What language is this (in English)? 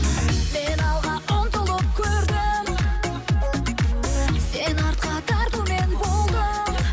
Kazakh